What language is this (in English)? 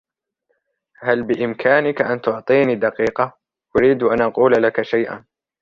Arabic